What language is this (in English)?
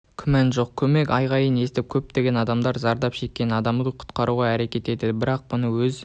Kazakh